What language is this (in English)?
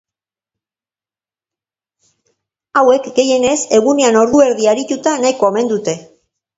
Basque